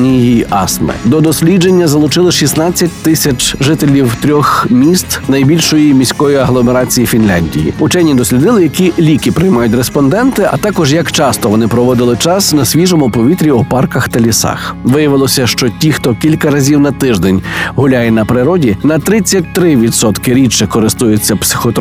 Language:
Ukrainian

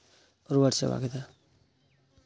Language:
Santali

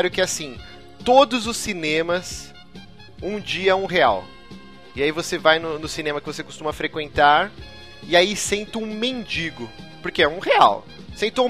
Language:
Portuguese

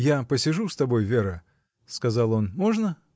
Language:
Russian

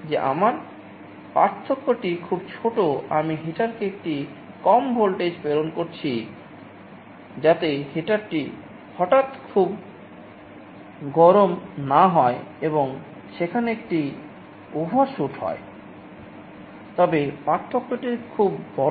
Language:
Bangla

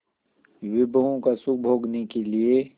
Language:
Hindi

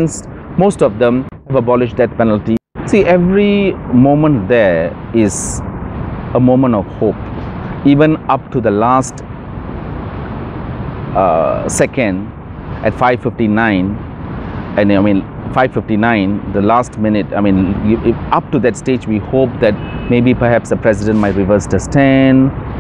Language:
English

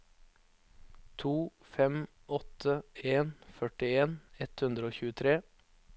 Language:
Norwegian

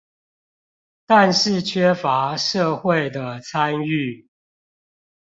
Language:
Chinese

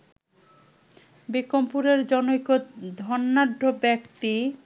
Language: Bangla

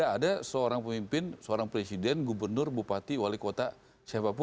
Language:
Indonesian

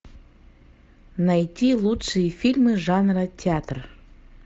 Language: Russian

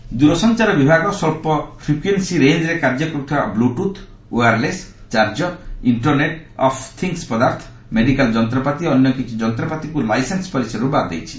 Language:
Odia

